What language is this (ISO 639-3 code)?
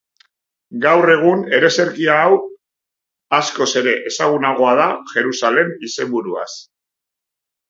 eus